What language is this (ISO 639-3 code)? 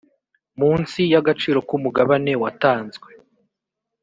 kin